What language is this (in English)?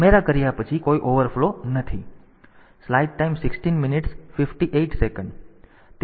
Gujarati